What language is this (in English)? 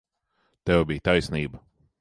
Latvian